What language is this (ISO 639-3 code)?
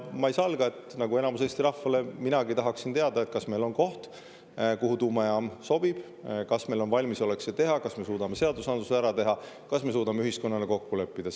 est